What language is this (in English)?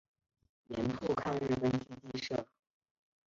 Chinese